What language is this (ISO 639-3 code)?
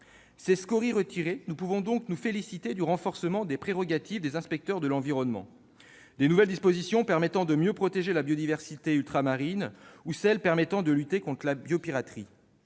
fra